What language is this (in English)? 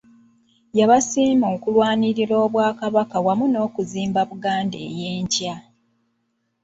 Ganda